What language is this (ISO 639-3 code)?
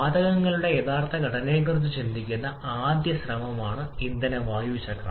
mal